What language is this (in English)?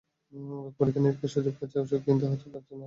Bangla